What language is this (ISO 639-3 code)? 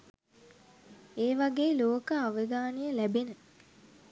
sin